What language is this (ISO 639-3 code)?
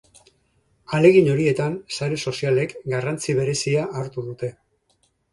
eus